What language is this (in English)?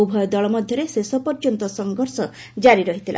Odia